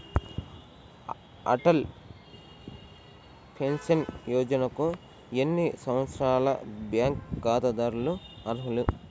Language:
Telugu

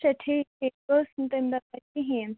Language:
Kashmiri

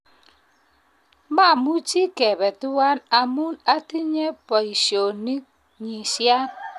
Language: Kalenjin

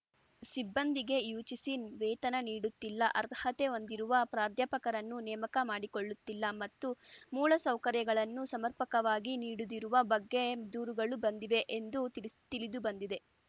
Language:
Kannada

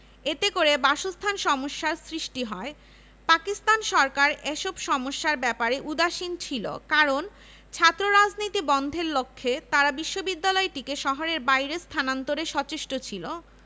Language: Bangla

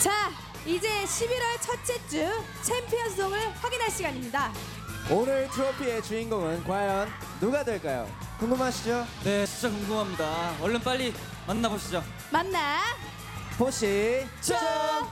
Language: Korean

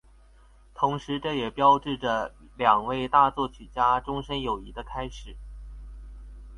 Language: Chinese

